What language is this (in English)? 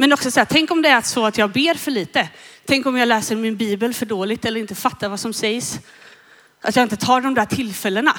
Swedish